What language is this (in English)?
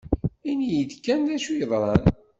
Kabyle